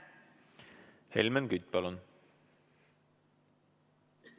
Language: Estonian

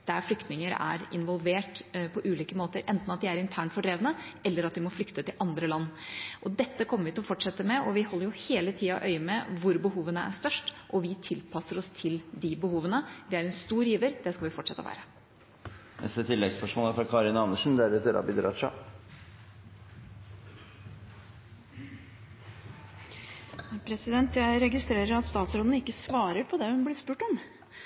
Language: Norwegian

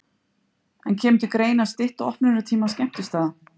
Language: Icelandic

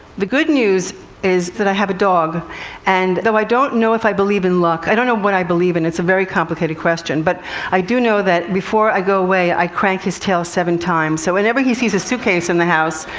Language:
English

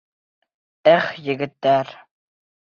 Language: Bashkir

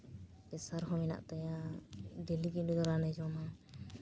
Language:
Santali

